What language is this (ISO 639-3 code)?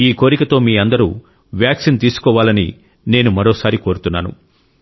tel